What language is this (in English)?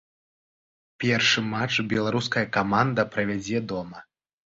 Belarusian